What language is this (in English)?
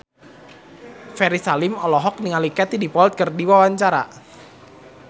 Sundanese